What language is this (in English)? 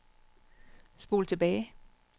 Danish